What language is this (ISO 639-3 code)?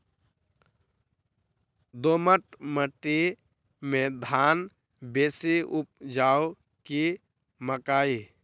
mai